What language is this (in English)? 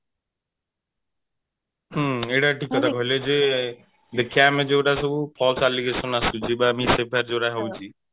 Odia